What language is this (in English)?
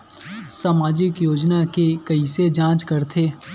Chhattisgarhi